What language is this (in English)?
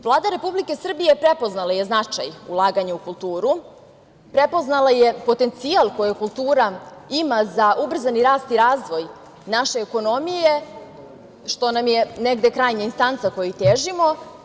Serbian